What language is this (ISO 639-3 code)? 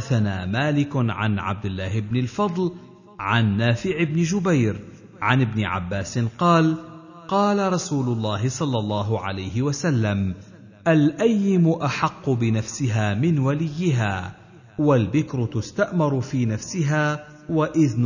ara